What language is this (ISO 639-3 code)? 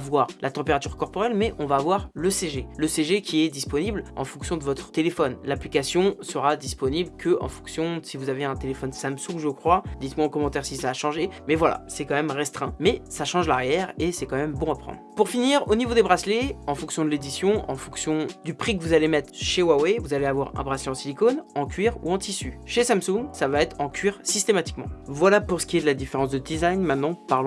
fra